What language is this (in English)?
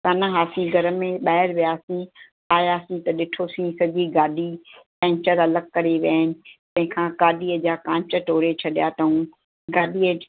Sindhi